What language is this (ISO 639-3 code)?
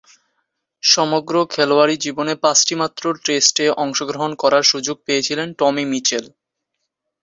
ben